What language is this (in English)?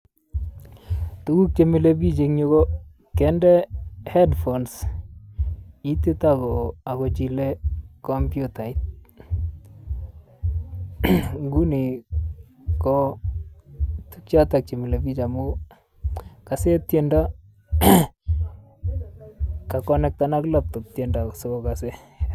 Kalenjin